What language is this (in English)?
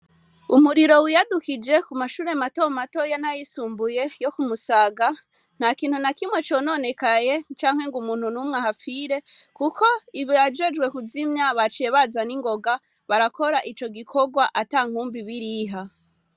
Rundi